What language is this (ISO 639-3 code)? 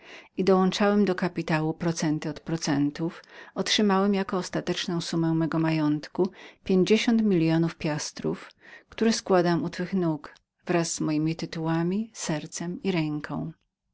pol